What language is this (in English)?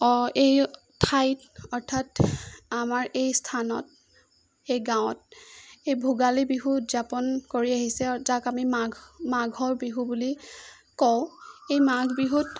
Assamese